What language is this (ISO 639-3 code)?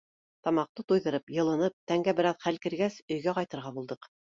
bak